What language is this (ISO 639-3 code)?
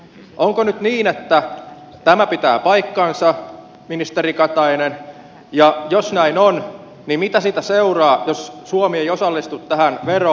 fin